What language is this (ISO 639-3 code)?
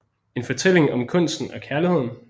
dan